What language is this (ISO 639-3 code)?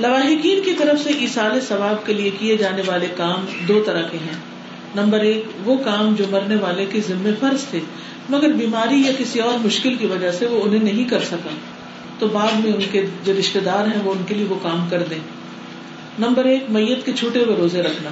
urd